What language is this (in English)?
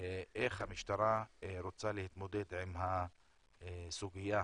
Hebrew